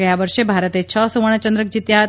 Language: Gujarati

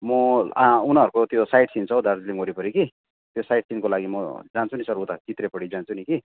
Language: Nepali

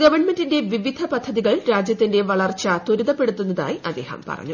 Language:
Malayalam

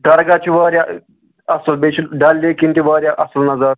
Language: Kashmiri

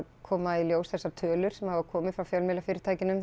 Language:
Icelandic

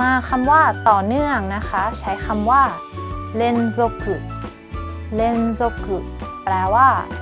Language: Thai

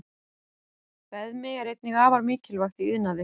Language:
Icelandic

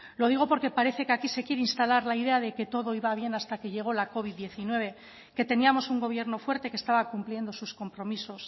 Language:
Spanish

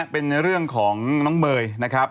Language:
Thai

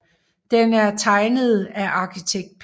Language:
Danish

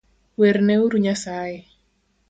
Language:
Luo (Kenya and Tanzania)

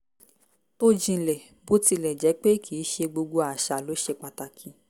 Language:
Yoruba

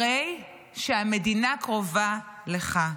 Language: Hebrew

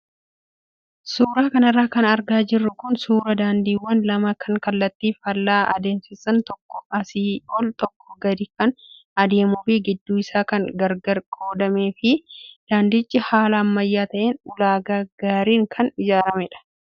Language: Oromo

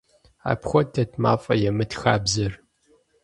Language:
Kabardian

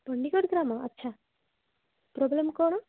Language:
Odia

